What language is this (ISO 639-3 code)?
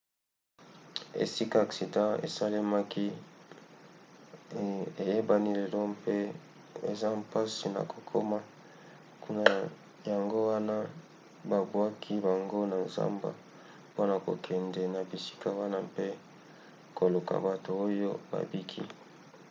lin